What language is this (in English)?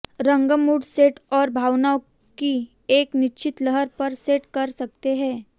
Hindi